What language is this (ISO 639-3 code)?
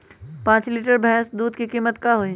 mag